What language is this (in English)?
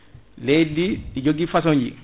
Fula